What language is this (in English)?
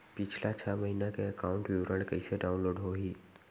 Chhattisgarhi